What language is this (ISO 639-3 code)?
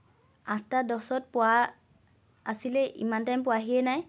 asm